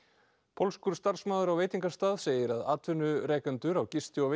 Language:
Icelandic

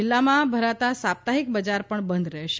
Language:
Gujarati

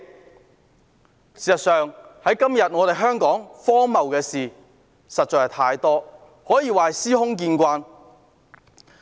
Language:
Cantonese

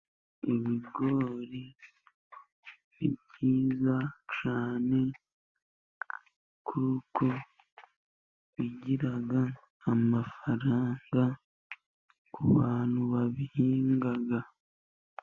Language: Kinyarwanda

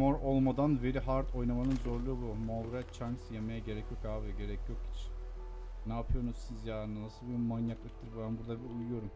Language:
Turkish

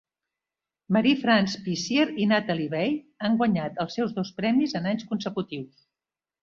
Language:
Catalan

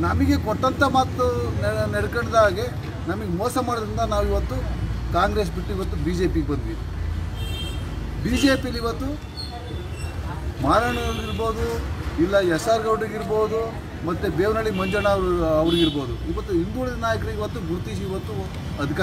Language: Romanian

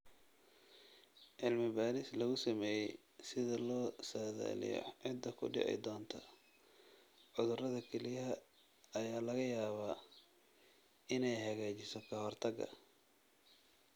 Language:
Somali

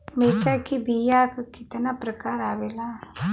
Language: Bhojpuri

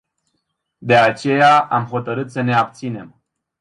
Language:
Romanian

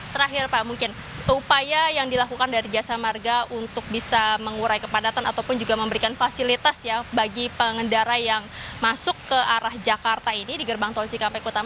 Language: Indonesian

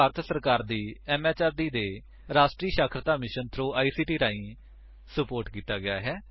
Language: Punjabi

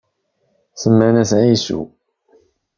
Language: Kabyle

